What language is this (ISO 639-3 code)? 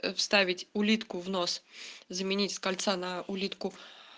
rus